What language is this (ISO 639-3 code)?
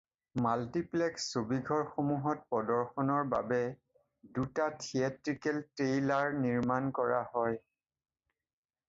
asm